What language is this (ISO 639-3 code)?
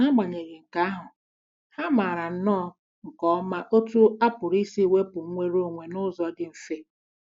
ibo